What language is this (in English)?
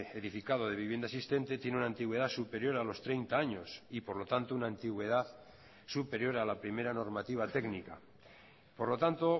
Spanish